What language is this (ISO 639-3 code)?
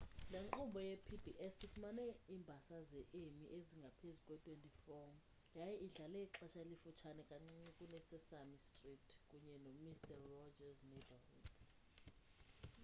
xho